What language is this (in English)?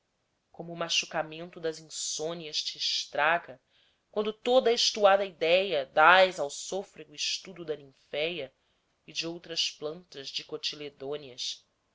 Portuguese